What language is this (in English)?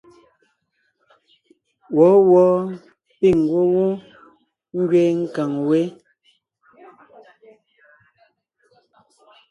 Ngiemboon